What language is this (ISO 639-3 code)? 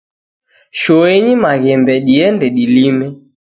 dav